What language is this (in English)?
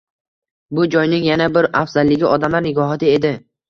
Uzbek